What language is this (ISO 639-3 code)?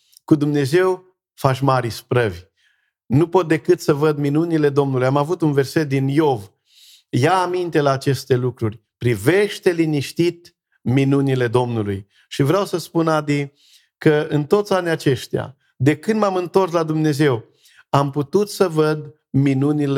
ron